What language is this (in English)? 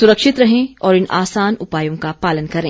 Hindi